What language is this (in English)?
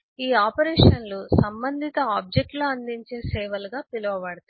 Telugu